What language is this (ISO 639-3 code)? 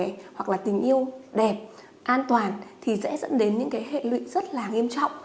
vie